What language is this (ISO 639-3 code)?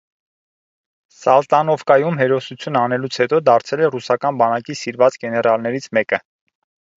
hye